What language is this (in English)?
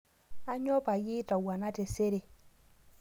Masai